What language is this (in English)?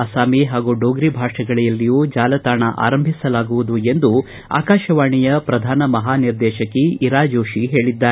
Kannada